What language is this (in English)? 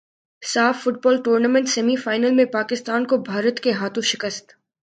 Urdu